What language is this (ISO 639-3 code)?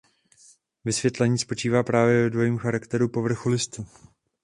ces